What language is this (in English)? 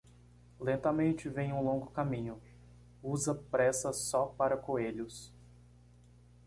Portuguese